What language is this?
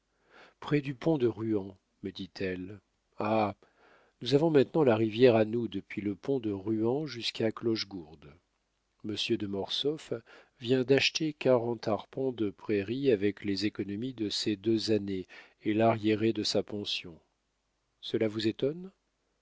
French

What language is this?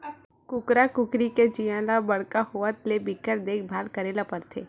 Chhattisgarhi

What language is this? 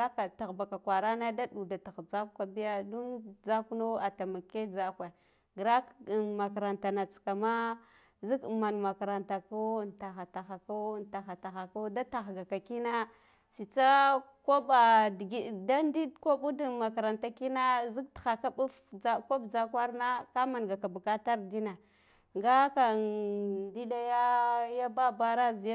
Guduf-Gava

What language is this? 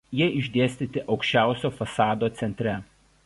Lithuanian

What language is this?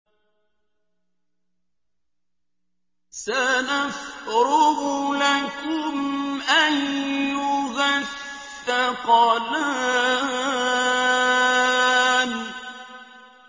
Arabic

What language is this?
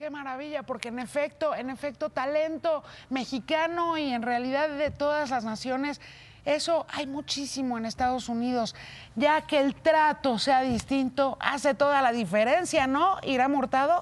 Spanish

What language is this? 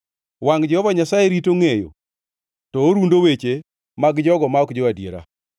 Luo (Kenya and Tanzania)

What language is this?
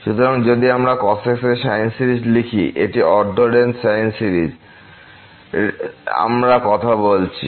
Bangla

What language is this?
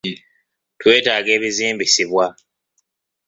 Ganda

